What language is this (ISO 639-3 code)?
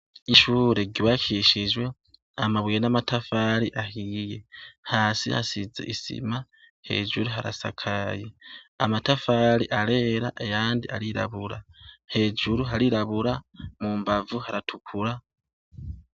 run